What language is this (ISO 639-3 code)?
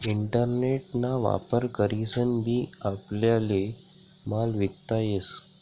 mar